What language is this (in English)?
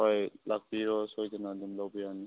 Manipuri